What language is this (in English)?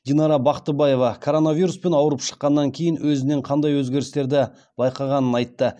Kazakh